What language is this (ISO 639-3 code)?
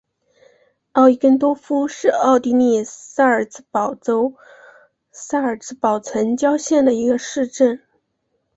zho